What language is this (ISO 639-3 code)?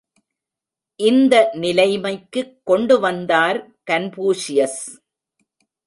tam